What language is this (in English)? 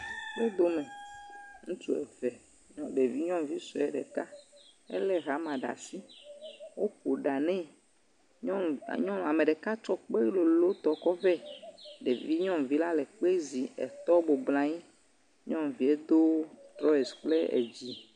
Ewe